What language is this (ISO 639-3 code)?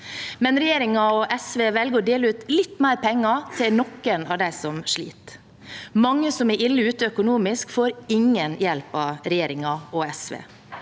nor